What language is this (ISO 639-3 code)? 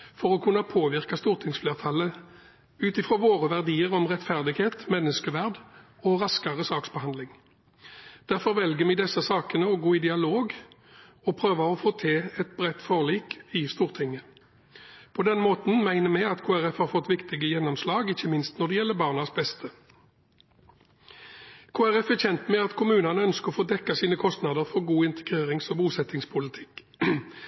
nob